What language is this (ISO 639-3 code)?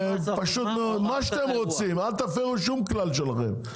heb